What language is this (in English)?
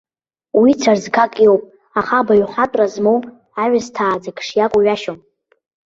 Abkhazian